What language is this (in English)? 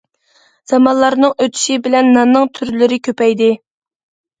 Uyghur